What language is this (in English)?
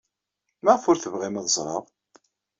Kabyle